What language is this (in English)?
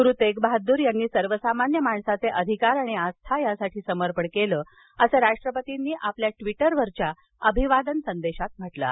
Marathi